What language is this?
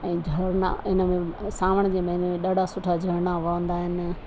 Sindhi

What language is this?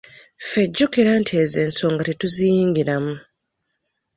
Ganda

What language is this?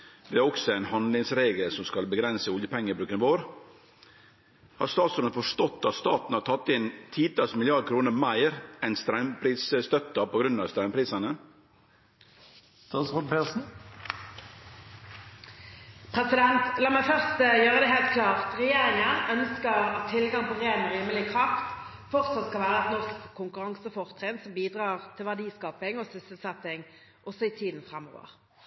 Norwegian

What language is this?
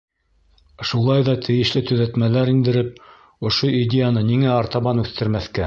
Bashkir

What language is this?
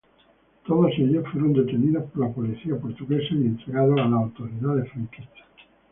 Spanish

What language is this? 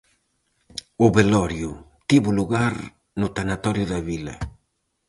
Galician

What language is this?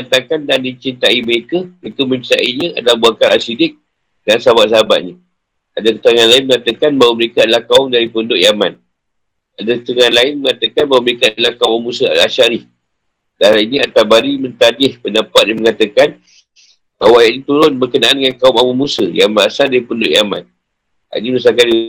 Malay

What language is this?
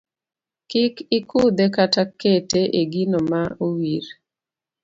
Luo (Kenya and Tanzania)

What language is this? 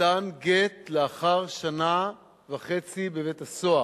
Hebrew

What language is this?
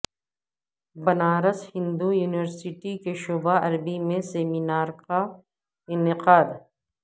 Urdu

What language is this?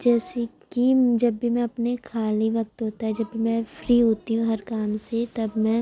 Urdu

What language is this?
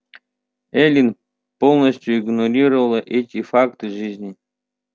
Russian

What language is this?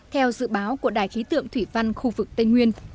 Vietnamese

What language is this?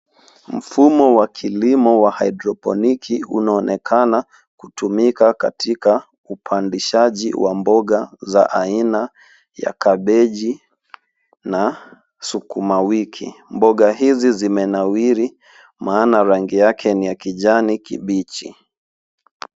Swahili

